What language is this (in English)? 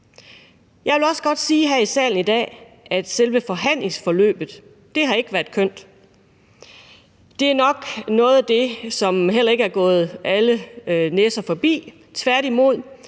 Danish